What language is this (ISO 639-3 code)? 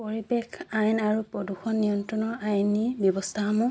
asm